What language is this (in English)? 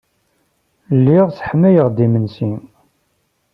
Kabyle